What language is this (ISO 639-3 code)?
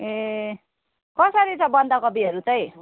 nep